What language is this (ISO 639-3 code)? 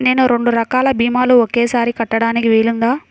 tel